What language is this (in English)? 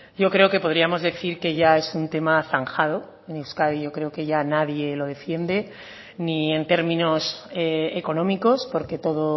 Spanish